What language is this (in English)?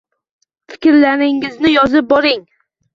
Uzbek